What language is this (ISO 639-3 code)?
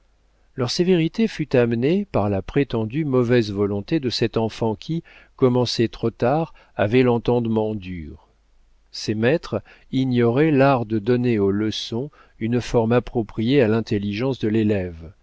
fra